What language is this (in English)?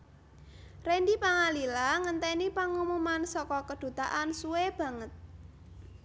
Javanese